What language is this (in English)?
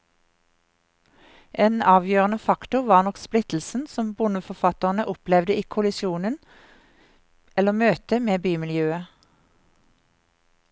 Norwegian